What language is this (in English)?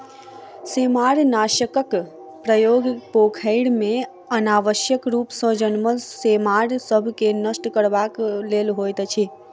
Maithili